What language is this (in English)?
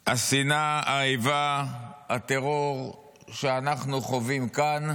Hebrew